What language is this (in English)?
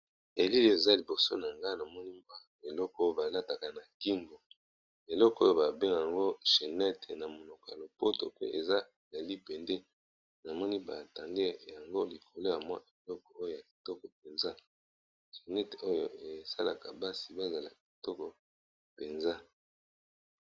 Lingala